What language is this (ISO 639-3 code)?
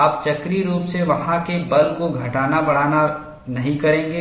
hin